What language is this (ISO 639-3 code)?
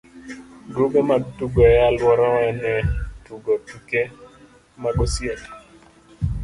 luo